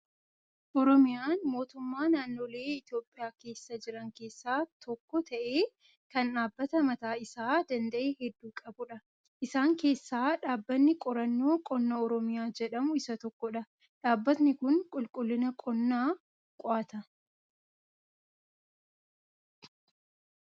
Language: Oromo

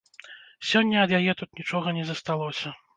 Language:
Belarusian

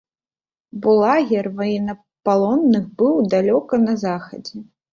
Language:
Belarusian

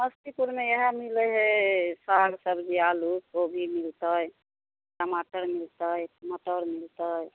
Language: Maithili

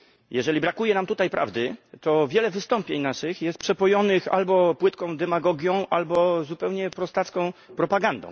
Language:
Polish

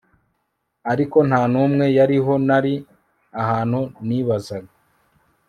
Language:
Kinyarwanda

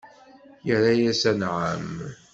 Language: Kabyle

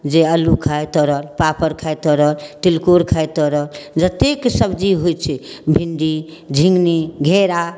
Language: Maithili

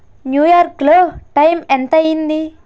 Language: Telugu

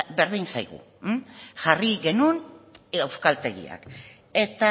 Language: Basque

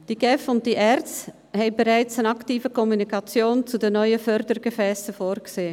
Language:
Swiss German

